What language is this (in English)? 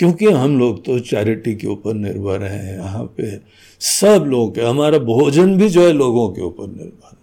Hindi